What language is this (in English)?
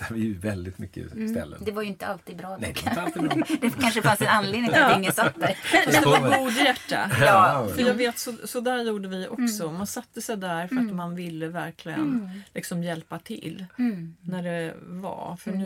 Swedish